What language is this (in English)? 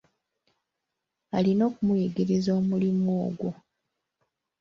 Ganda